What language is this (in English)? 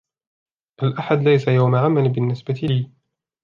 Arabic